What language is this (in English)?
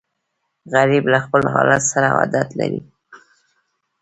Pashto